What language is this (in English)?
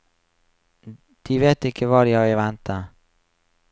Norwegian